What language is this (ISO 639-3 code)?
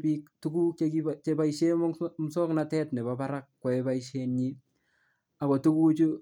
kln